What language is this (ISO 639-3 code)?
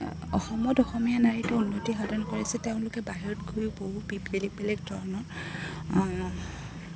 asm